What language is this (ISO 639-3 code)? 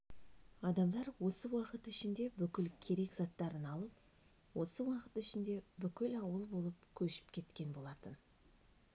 kaz